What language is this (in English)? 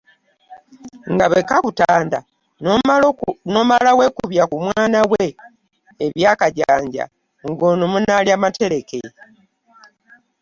Ganda